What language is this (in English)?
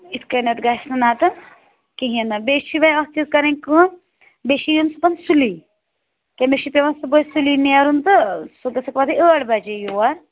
Kashmiri